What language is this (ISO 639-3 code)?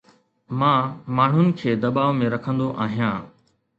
snd